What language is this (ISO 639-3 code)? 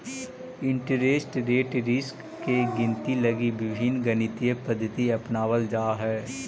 mag